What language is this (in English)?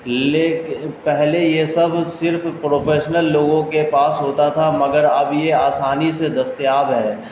Urdu